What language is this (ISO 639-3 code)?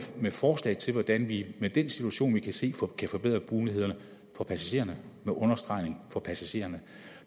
dan